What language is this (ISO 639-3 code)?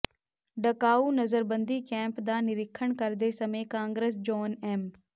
pan